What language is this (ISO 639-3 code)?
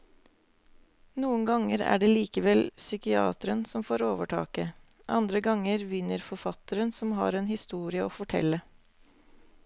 nor